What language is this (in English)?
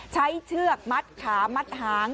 Thai